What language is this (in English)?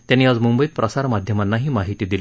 Marathi